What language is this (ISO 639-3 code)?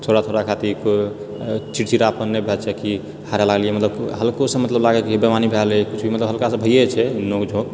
mai